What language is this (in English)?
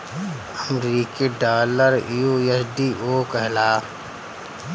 Bhojpuri